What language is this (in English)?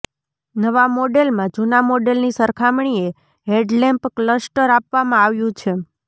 Gujarati